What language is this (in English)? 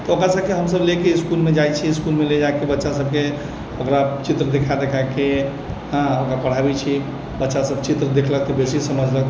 Maithili